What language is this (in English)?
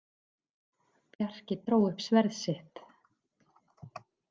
Icelandic